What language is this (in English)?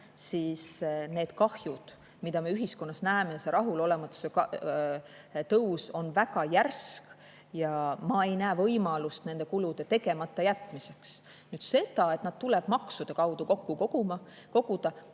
Estonian